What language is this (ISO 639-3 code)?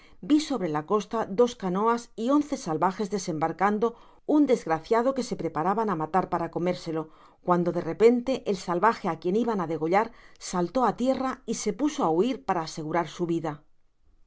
spa